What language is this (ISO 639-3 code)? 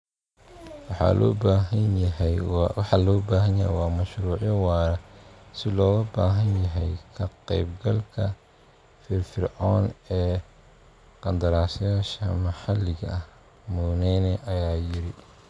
som